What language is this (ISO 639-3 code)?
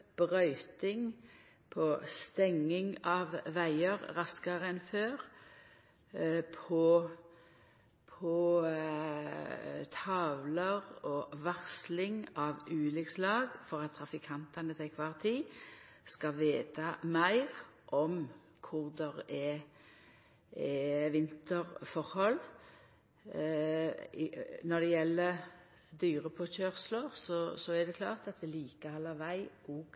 nno